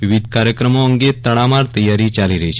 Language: Gujarati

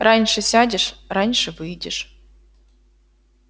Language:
Russian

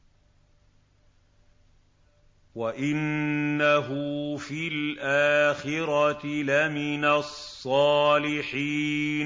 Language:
Arabic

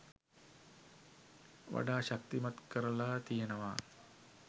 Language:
Sinhala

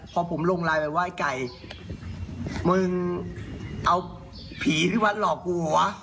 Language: Thai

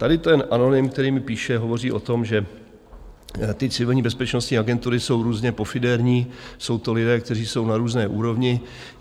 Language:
Czech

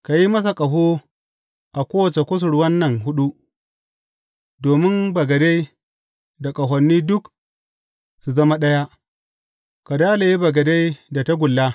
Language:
Hausa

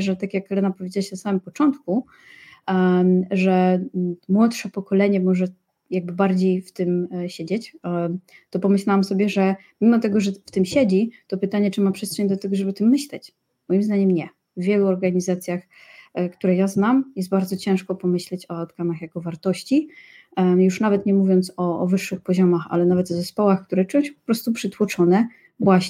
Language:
Polish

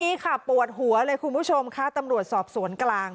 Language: Thai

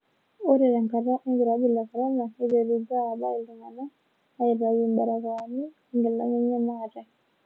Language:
Masai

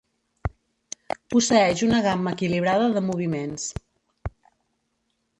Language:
Catalan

